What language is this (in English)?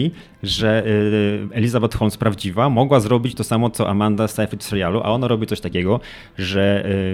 Polish